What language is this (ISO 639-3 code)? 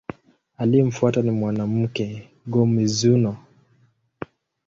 swa